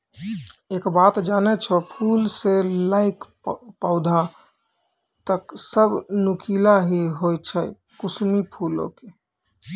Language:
Maithili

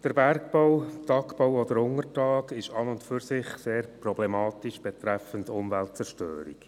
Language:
Swiss German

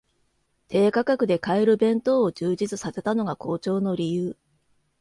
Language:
Japanese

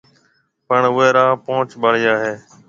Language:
Marwari (Pakistan)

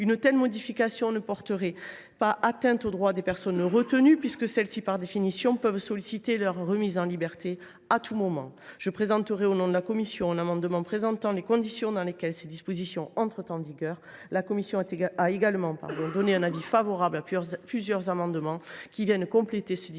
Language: French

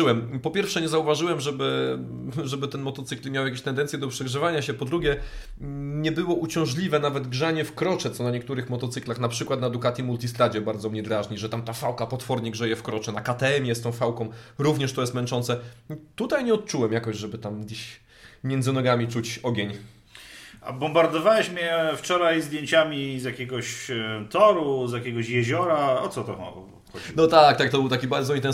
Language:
Polish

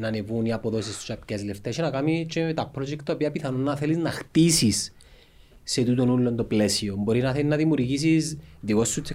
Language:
Greek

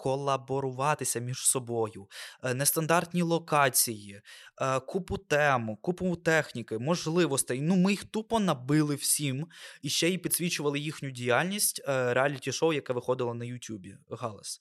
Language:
Ukrainian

